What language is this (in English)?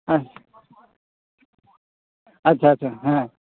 Santali